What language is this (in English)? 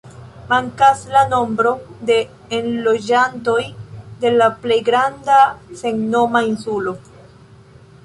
Esperanto